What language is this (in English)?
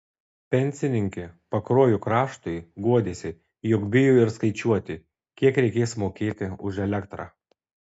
Lithuanian